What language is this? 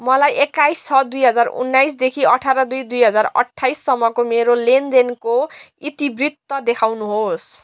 Nepali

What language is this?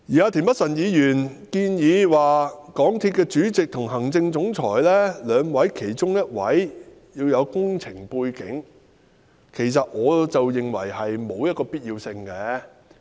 Cantonese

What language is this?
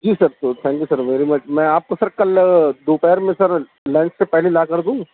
Urdu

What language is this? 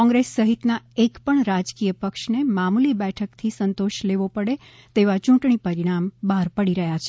Gujarati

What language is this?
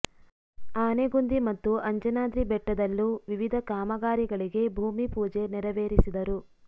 Kannada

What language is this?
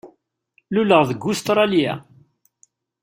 Kabyle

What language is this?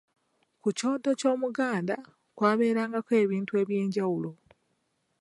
Ganda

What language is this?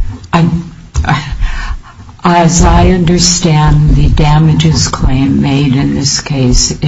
English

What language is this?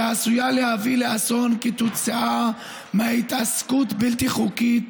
Hebrew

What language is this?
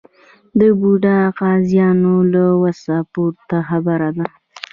Pashto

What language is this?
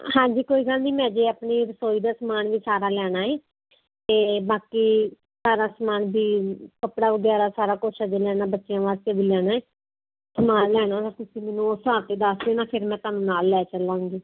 Punjabi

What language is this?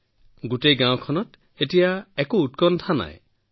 Assamese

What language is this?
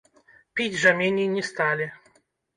Belarusian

